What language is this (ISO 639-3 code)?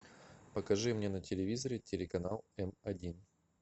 rus